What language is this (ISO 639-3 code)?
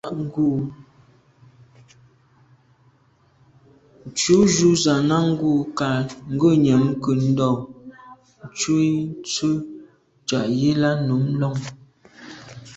byv